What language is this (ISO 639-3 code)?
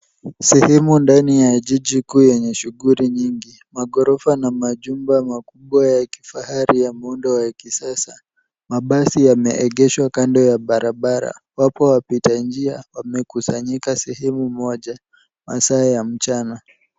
swa